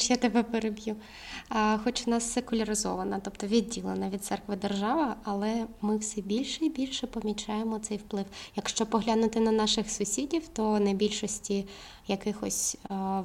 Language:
Ukrainian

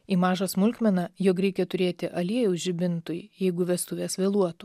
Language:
Lithuanian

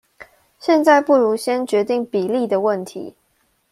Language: Chinese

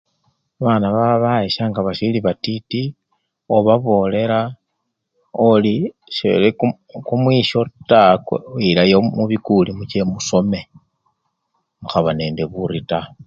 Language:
Luyia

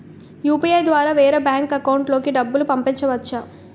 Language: Telugu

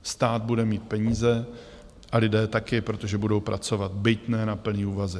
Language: Czech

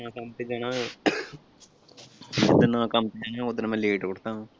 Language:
Punjabi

